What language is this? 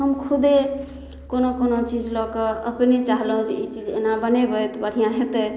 Maithili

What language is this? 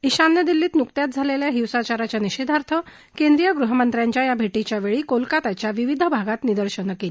Marathi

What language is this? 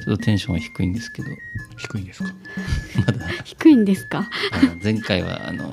Japanese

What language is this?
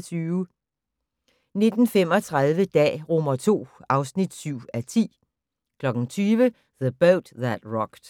Danish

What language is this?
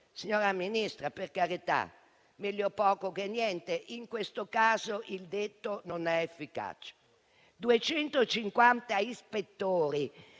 Italian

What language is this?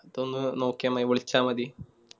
Malayalam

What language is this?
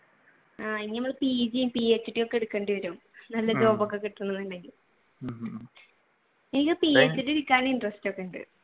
Malayalam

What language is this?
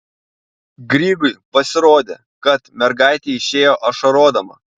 Lithuanian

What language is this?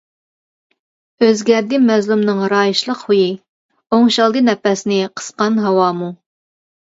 Uyghur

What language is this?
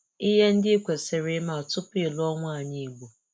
Igbo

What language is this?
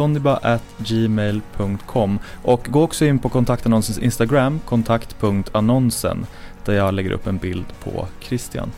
Swedish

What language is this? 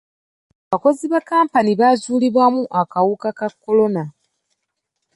Ganda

